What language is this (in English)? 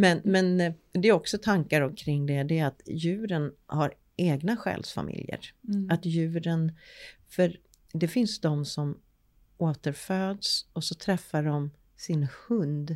Swedish